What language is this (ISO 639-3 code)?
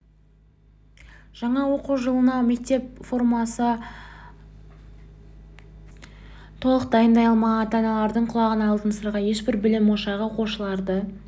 kaz